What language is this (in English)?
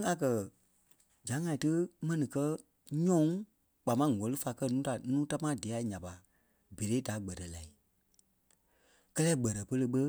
Kpelle